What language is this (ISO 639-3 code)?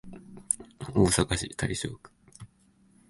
jpn